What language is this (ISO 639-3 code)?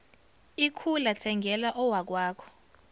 zul